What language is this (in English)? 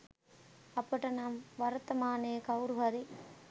Sinhala